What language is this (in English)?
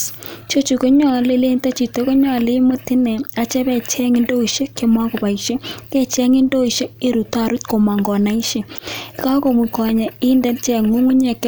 Kalenjin